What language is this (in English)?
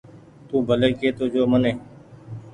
Goaria